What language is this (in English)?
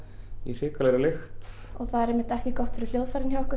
Icelandic